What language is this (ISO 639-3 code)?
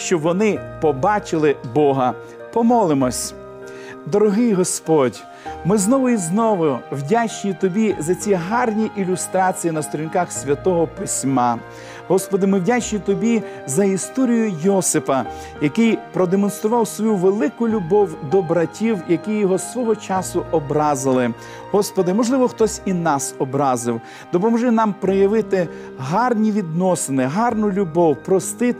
ukr